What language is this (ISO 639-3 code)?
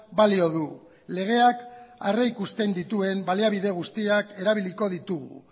eus